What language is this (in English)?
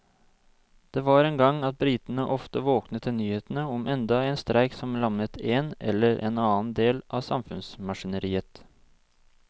Norwegian